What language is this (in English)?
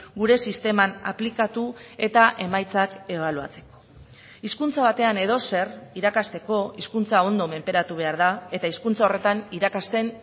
Basque